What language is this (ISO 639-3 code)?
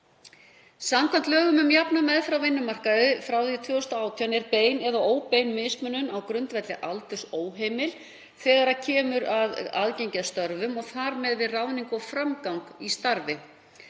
isl